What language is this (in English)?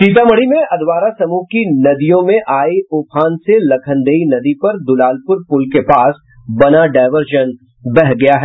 Hindi